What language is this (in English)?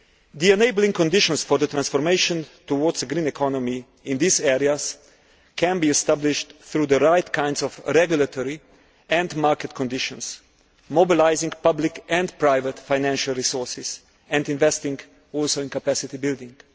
English